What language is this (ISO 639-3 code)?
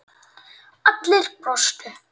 isl